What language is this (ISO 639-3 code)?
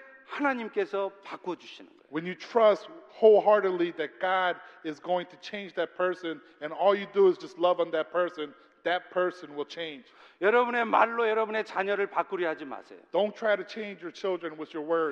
kor